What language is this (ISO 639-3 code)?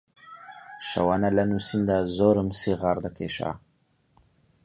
ckb